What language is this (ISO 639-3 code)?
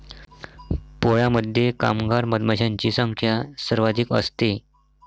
mar